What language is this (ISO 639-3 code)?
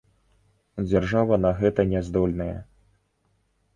bel